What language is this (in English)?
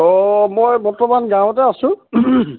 Assamese